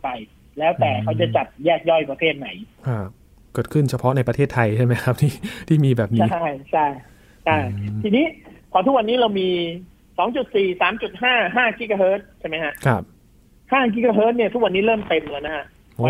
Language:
Thai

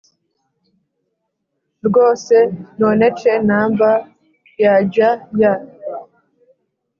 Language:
Kinyarwanda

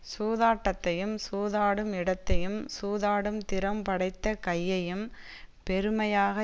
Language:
Tamil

